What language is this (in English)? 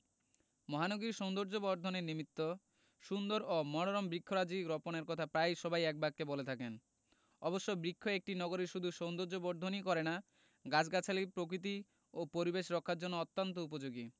Bangla